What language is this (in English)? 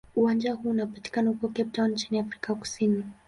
Swahili